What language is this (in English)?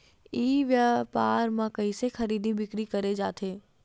Chhattisgarhi